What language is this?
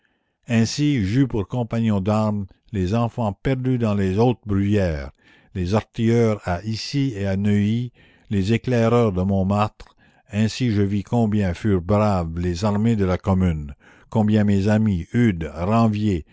French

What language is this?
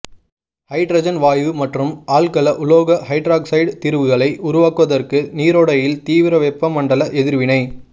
Tamil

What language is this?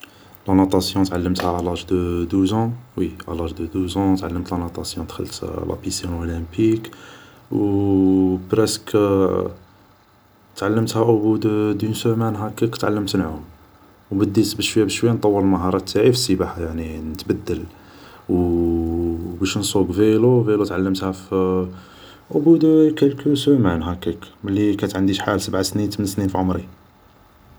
Algerian Arabic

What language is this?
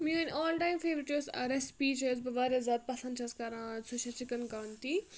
Kashmiri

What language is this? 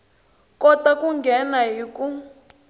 Tsonga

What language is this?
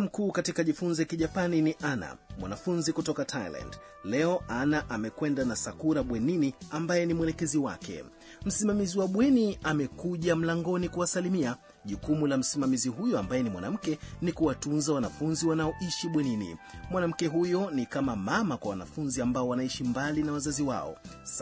Swahili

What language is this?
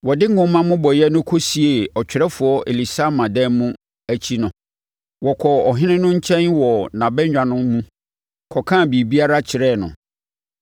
Akan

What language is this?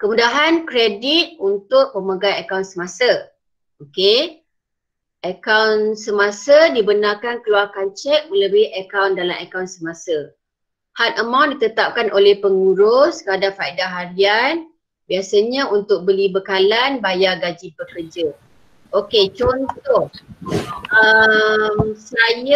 Malay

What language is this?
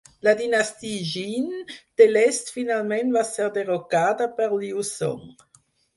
Catalan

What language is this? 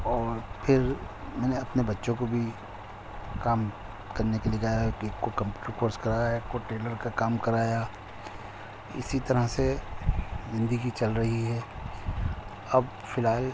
Urdu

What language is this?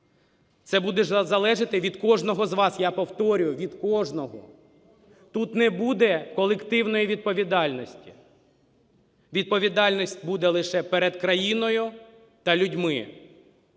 Ukrainian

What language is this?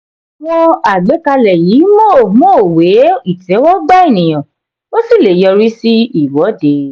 Yoruba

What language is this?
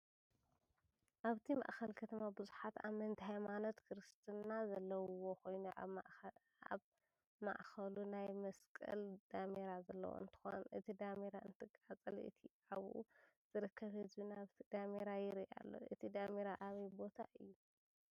Tigrinya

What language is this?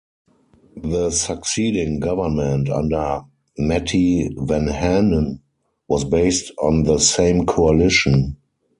English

